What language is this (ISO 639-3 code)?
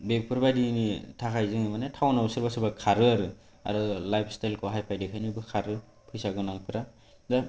brx